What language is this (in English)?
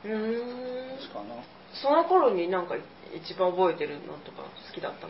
Japanese